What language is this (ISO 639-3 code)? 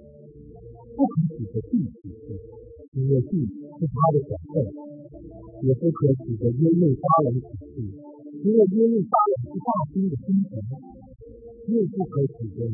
zho